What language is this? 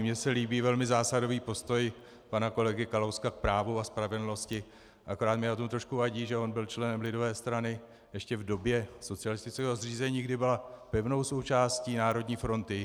Czech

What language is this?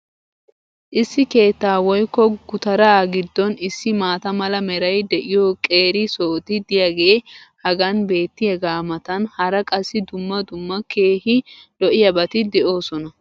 Wolaytta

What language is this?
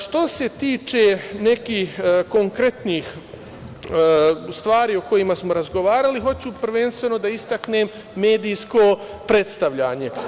Serbian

